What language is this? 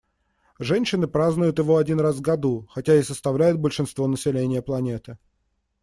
Russian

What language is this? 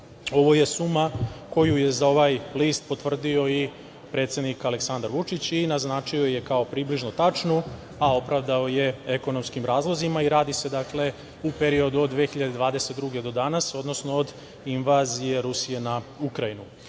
Serbian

